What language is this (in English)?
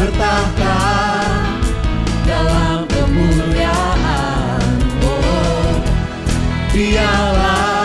Indonesian